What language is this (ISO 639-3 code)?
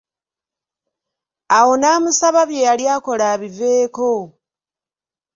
lug